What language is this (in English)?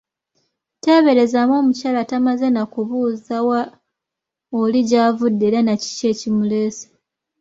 Ganda